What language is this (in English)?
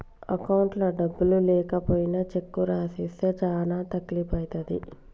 Telugu